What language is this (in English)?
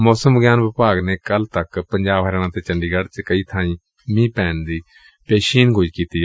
Punjabi